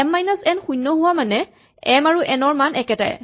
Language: Assamese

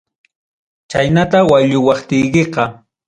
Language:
Ayacucho Quechua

